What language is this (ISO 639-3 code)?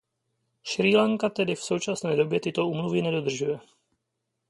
ces